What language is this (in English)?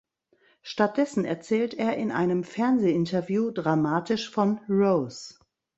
German